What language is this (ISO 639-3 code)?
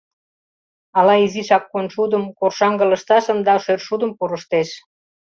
chm